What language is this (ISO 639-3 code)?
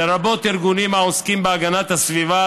heb